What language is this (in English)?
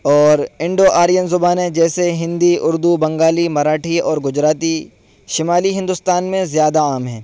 Urdu